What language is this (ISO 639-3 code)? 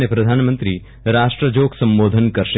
guj